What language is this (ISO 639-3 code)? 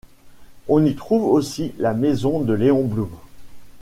fra